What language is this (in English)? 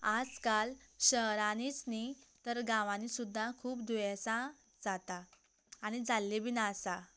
Konkani